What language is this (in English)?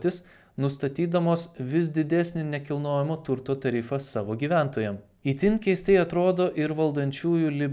Lithuanian